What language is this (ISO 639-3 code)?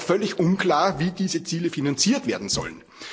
deu